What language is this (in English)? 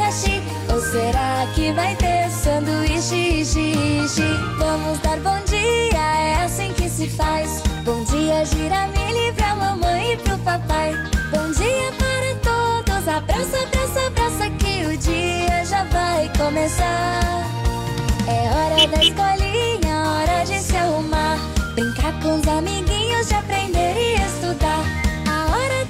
Portuguese